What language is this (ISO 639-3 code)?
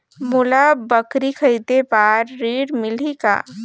hne